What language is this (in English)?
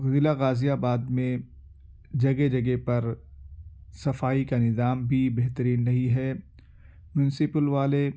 Urdu